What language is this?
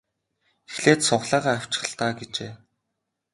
Mongolian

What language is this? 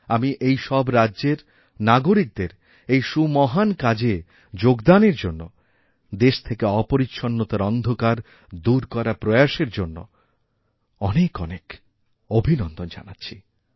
Bangla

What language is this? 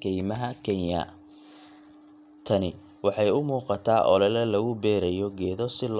Somali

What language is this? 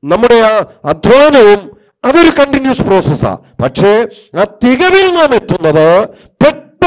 Turkish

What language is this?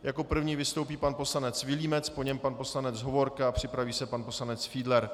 Czech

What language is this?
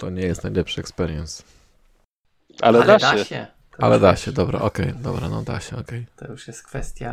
Polish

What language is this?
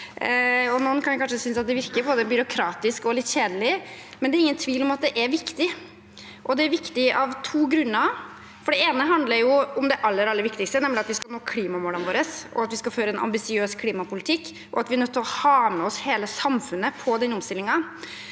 Norwegian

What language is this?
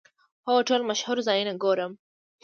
Pashto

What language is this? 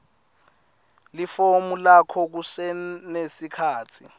Swati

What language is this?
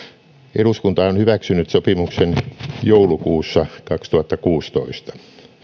Finnish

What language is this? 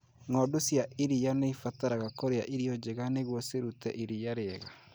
Kikuyu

